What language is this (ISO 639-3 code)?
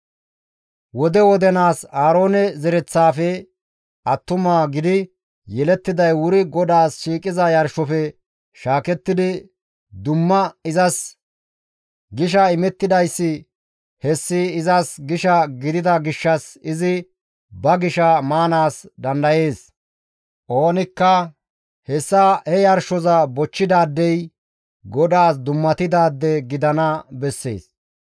gmv